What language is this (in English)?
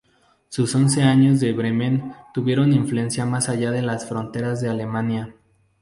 Spanish